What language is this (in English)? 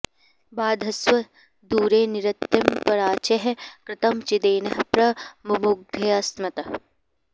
Sanskrit